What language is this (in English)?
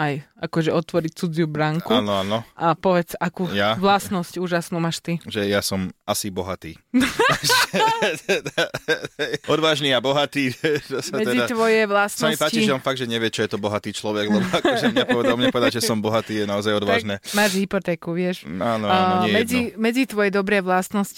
Slovak